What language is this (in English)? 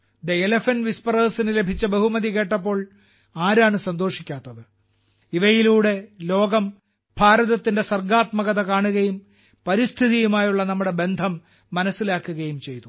Malayalam